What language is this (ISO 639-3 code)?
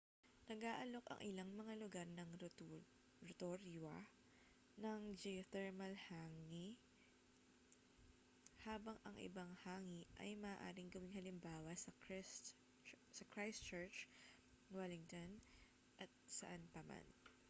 fil